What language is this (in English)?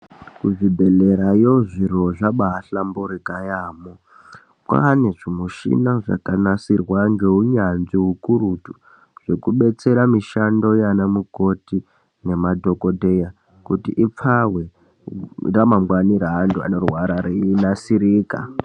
Ndau